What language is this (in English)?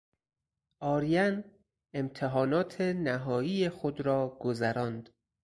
Persian